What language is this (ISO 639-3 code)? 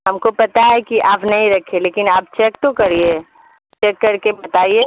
urd